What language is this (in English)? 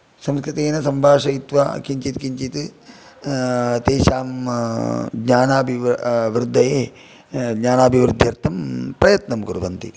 Sanskrit